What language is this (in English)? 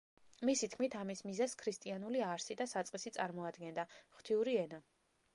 Georgian